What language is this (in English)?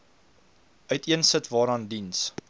Afrikaans